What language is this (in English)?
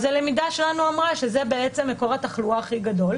Hebrew